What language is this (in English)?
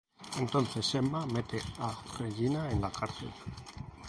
Spanish